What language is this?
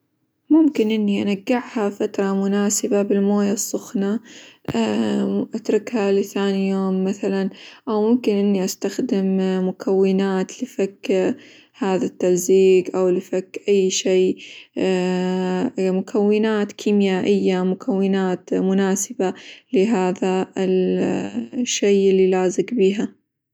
Hijazi Arabic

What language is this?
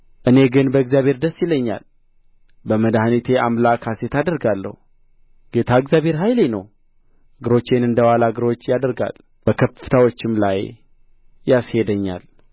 Amharic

